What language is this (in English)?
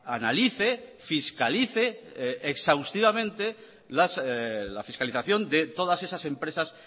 Spanish